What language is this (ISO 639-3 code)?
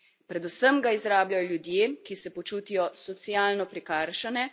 slv